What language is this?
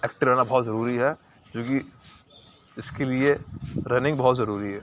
Urdu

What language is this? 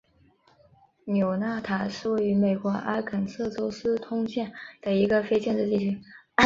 Chinese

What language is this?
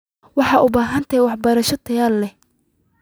Somali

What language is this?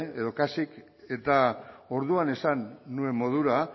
Basque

